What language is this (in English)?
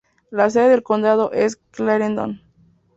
Spanish